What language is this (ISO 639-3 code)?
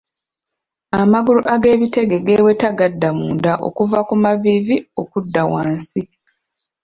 lug